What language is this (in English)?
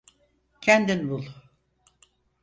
Turkish